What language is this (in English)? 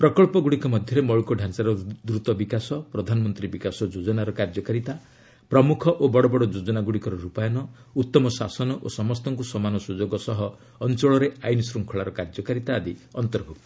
Odia